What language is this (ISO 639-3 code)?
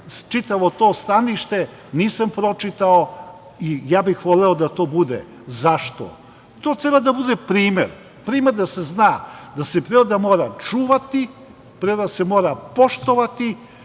srp